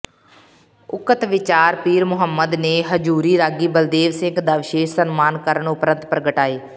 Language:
Punjabi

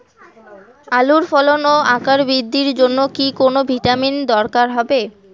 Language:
Bangla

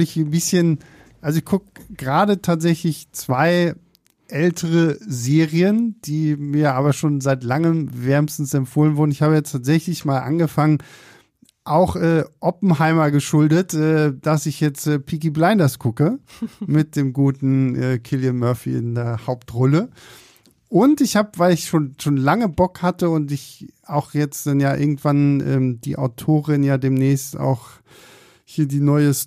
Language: German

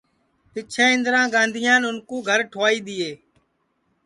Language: Sansi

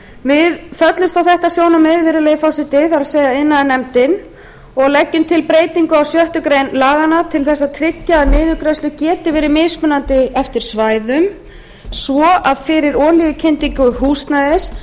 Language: Icelandic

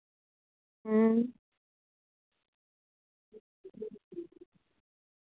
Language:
Dogri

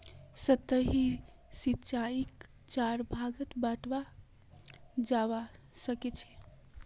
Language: Magahi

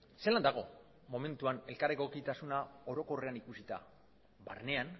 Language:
Basque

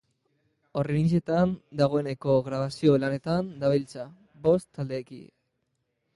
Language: Basque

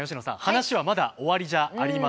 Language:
Japanese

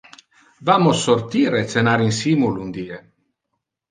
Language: Interlingua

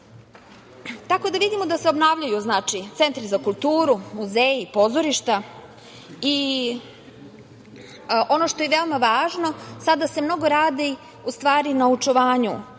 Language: Serbian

